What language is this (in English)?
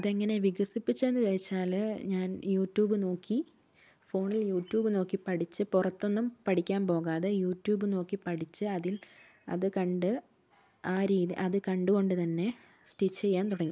Malayalam